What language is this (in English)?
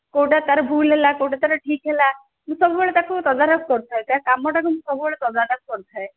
Odia